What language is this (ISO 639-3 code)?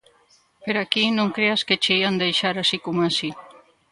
glg